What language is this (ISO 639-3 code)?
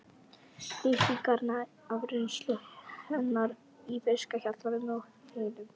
isl